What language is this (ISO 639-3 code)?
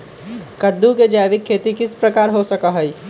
mag